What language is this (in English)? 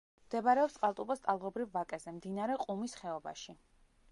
Georgian